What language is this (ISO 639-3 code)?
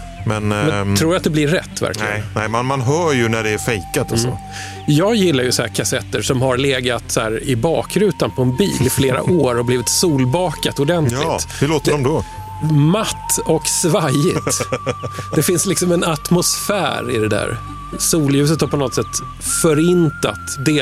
swe